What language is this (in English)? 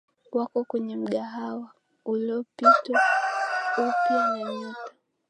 Swahili